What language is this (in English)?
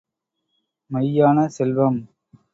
Tamil